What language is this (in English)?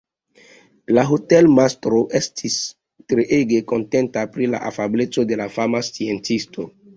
Esperanto